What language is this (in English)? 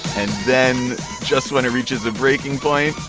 English